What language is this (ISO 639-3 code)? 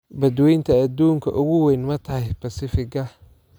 som